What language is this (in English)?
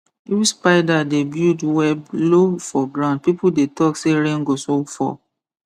Nigerian Pidgin